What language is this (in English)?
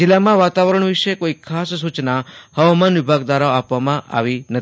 Gujarati